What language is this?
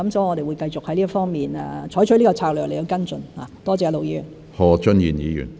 Cantonese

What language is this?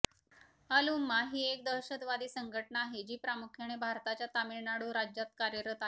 Marathi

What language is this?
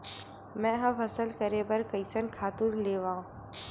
Chhattisgarhi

